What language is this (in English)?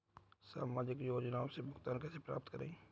Hindi